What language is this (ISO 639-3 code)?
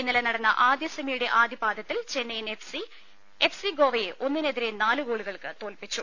mal